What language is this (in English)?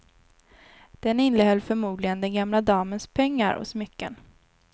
Swedish